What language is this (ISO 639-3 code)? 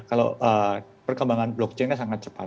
ind